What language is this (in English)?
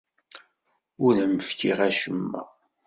Kabyle